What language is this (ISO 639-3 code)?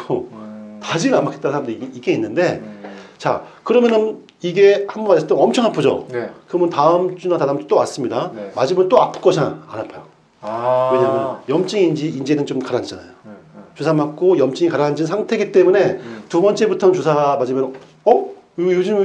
kor